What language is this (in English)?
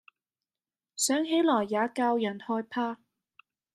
Cantonese